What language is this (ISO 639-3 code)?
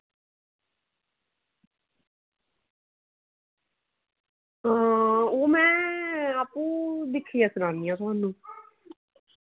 doi